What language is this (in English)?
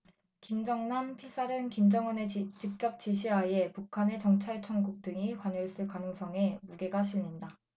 Korean